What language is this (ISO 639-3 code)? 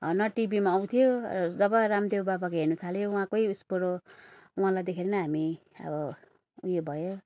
nep